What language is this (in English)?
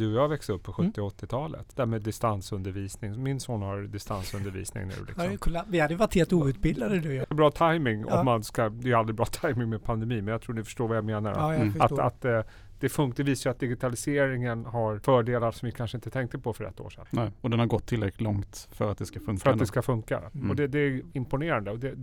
Swedish